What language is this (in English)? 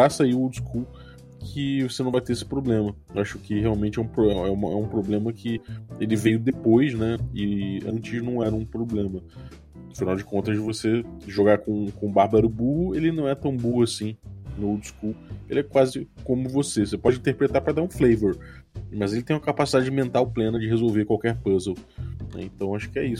Portuguese